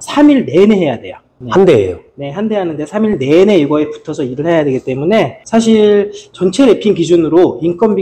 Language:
Korean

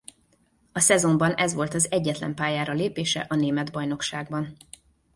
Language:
Hungarian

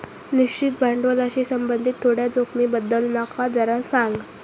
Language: Marathi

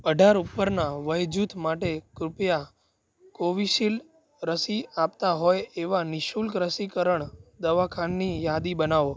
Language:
Gujarati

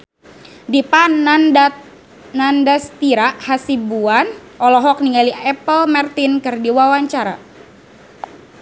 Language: Sundanese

